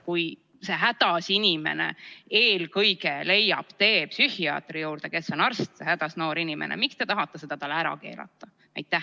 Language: Estonian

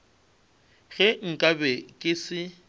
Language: Northern Sotho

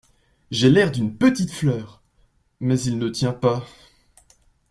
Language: French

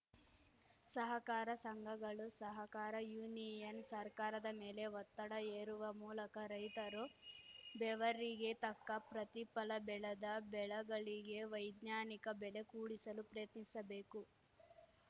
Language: Kannada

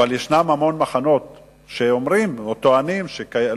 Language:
Hebrew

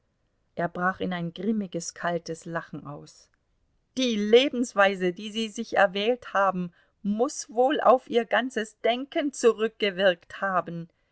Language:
German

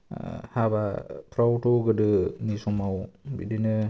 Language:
Bodo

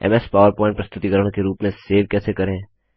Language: Hindi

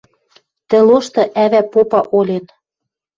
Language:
Western Mari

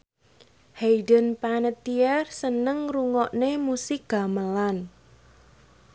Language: Javanese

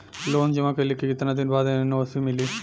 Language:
Bhojpuri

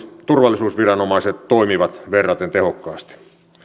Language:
Finnish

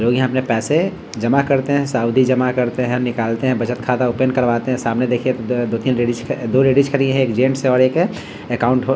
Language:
Hindi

